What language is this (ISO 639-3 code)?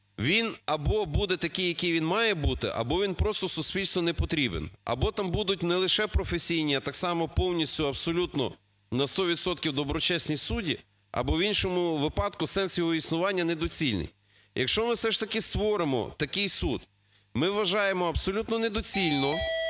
ukr